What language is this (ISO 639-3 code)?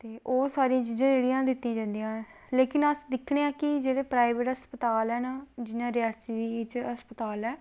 doi